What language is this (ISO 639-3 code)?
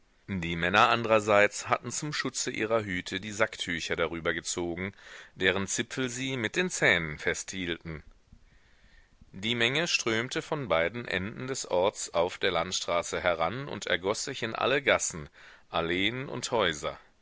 deu